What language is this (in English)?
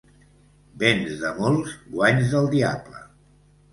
Catalan